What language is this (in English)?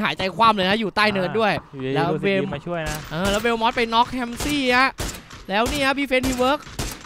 Thai